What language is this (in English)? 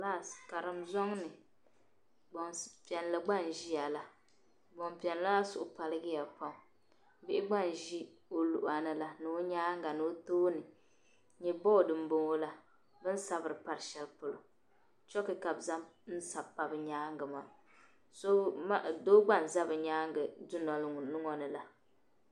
Dagbani